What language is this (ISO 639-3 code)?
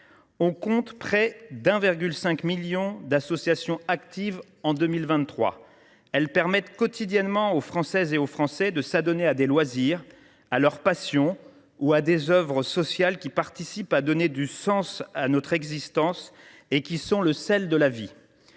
fra